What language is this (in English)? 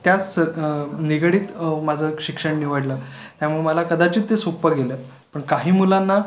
Marathi